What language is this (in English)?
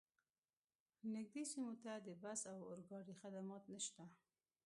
Pashto